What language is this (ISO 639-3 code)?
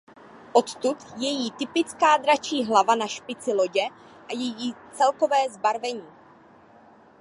ces